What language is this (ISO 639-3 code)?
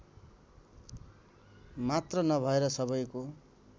nep